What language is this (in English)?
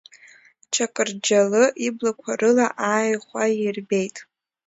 Abkhazian